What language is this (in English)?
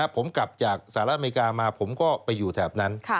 Thai